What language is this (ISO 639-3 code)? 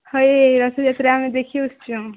ori